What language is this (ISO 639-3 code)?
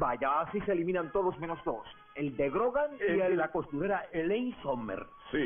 spa